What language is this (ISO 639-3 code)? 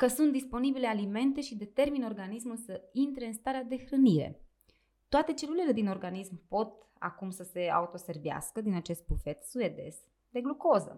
ron